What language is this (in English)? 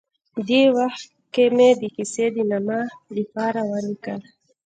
Pashto